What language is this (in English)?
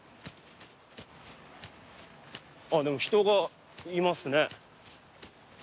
Japanese